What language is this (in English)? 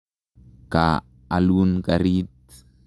Kalenjin